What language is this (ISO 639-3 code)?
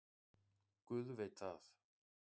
isl